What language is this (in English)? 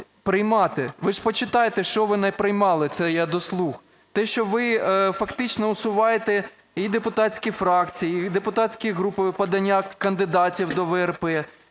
Ukrainian